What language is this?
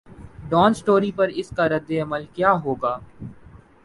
Urdu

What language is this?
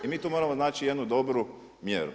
Croatian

